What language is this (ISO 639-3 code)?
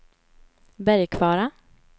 swe